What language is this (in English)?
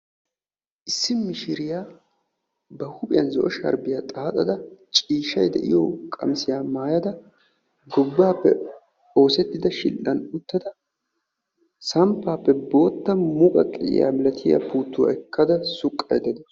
Wolaytta